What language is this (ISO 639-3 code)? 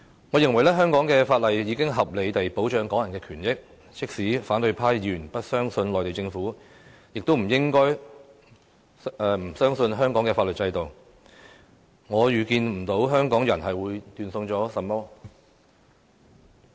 yue